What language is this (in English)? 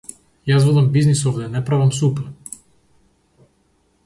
Macedonian